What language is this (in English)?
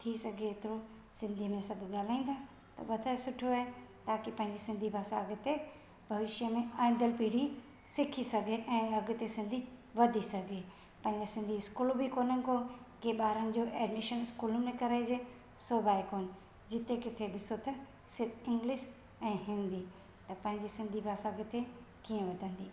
Sindhi